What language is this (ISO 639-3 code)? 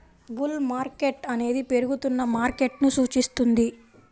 tel